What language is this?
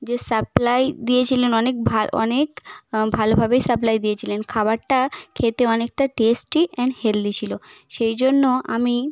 Bangla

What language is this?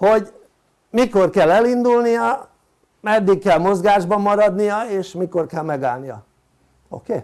Hungarian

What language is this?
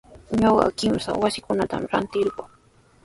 Sihuas Ancash Quechua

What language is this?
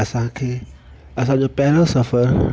Sindhi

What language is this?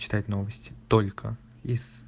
Russian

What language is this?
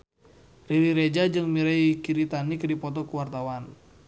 Sundanese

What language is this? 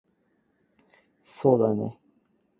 Cantonese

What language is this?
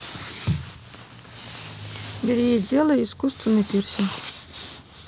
Russian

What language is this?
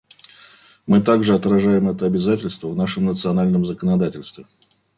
Russian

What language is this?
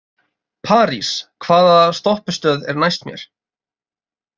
Icelandic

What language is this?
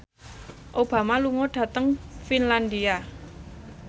Javanese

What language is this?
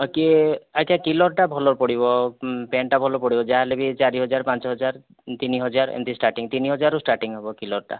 Odia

